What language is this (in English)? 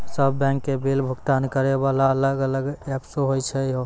Maithili